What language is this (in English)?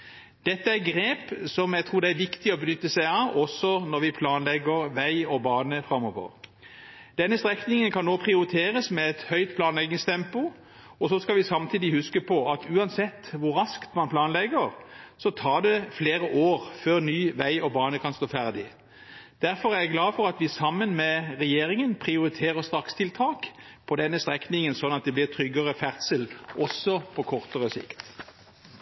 Norwegian Bokmål